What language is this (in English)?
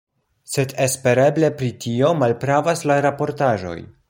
Esperanto